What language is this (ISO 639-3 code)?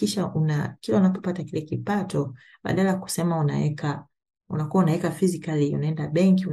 swa